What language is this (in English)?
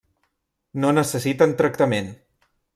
Catalan